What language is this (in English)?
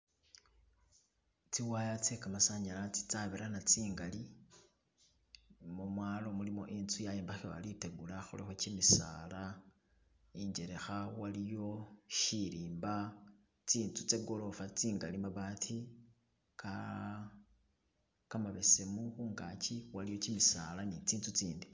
Masaaba